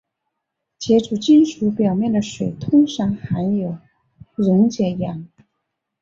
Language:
Chinese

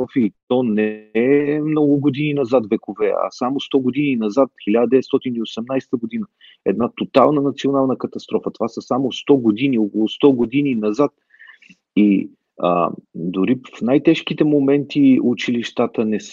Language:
Bulgarian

